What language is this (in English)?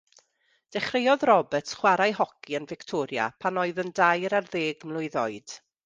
Welsh